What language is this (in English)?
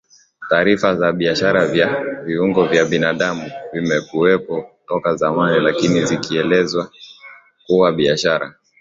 Swahili